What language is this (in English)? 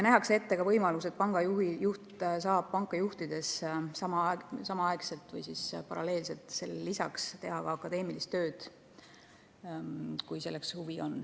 Estonian